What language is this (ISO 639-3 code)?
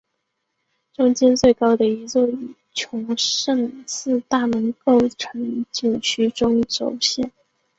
zho